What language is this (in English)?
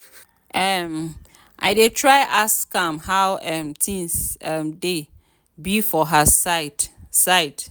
Nigerian Pidgin